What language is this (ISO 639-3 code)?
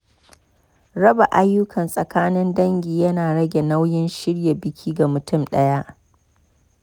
hau